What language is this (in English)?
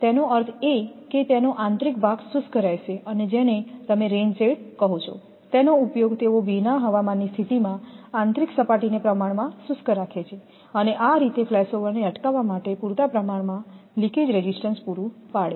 Gujarati